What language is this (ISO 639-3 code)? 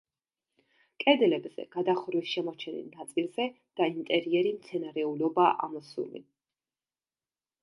kat